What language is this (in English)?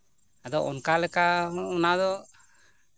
Santali